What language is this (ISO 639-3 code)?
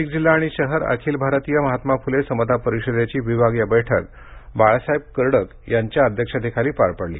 mar